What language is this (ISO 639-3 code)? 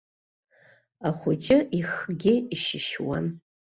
abk